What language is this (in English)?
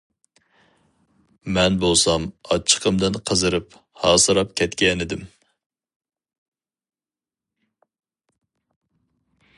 Uyghur